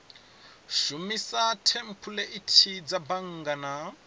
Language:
Venda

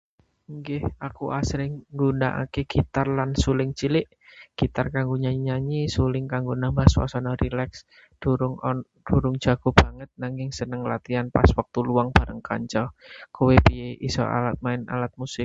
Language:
Javanese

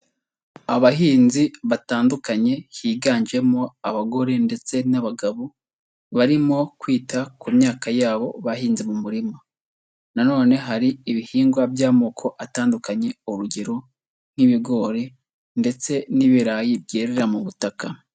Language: Kinyarwanda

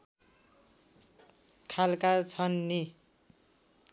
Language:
Nepali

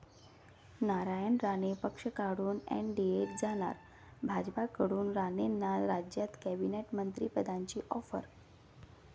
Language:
Marathi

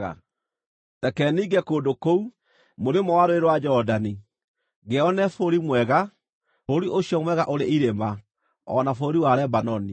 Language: Kikuyu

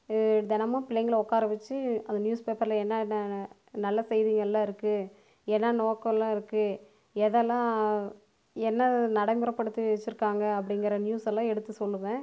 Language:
Tamil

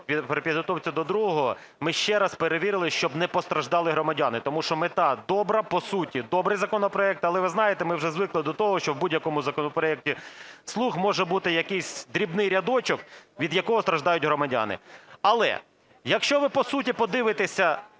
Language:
Ukrainian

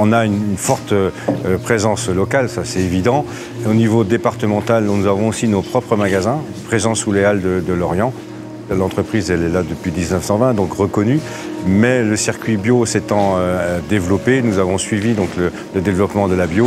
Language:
French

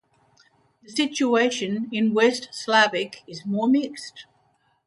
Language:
English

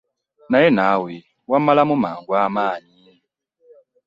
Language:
Ganda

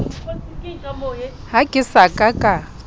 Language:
Southern Sotho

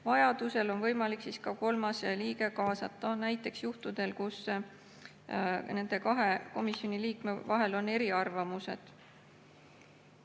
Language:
Estonian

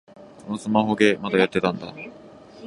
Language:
Japanese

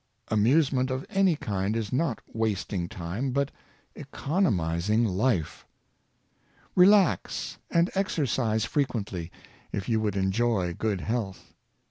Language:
English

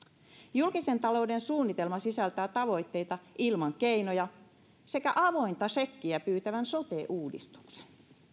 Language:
Finnish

